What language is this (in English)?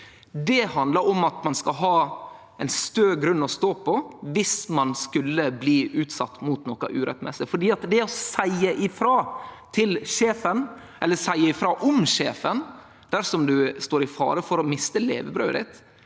Norwegian